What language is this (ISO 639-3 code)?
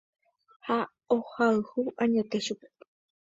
grn